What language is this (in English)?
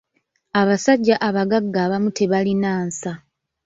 Ganda